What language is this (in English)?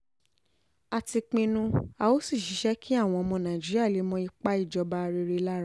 Yoruba